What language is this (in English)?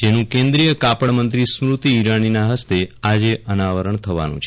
Gujarati